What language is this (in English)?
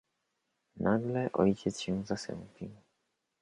Polish